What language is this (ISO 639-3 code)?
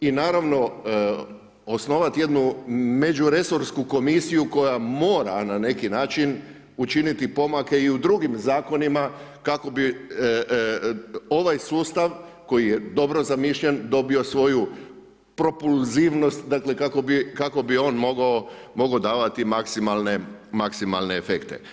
hrv